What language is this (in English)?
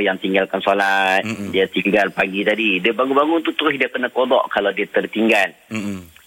Malay